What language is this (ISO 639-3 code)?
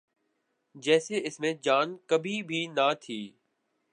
urd